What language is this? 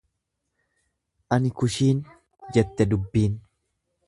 Oromo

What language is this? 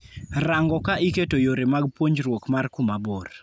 Luo (Kenya and Tanzania)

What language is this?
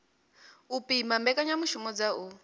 Venda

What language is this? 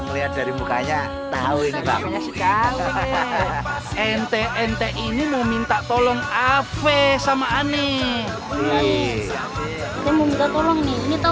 Indonesian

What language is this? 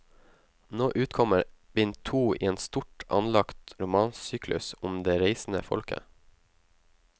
Norwegian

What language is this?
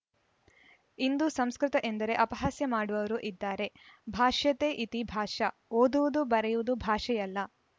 Kannada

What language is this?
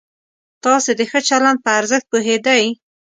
Pashto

